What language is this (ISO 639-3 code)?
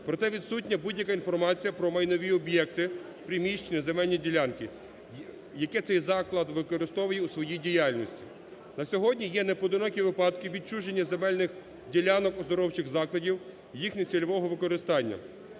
ukr